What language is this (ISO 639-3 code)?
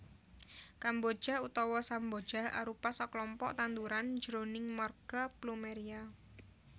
jav